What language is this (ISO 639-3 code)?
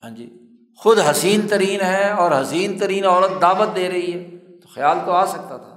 urd